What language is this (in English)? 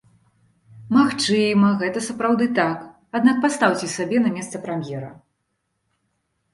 Belarusian